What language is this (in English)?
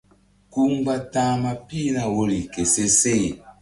Mbum